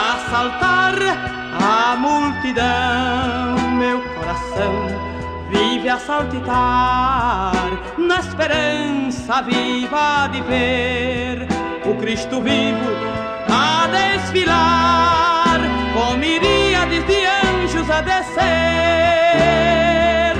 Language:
Portuguese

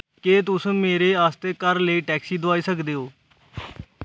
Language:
Dogri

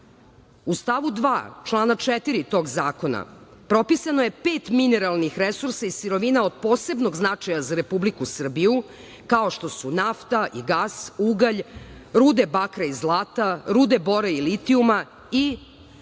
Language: Serbian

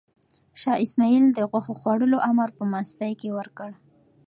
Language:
Pashto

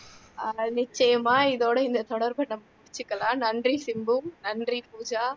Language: Tamil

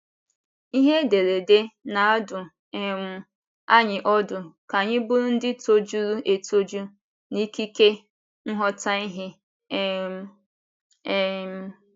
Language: Igbo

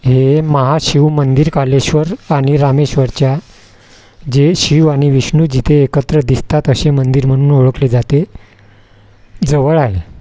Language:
Marathi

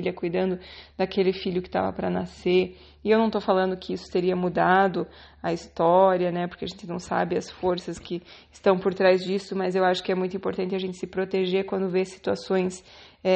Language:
Portuguese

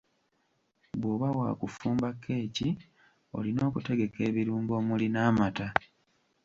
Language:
Ganda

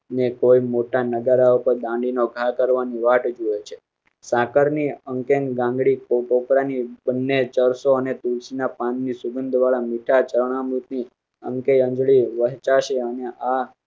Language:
Gujarati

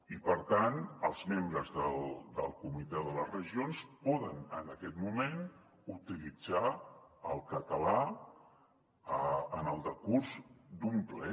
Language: Catalan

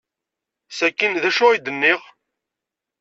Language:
Kabyle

